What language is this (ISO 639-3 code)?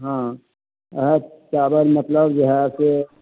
mai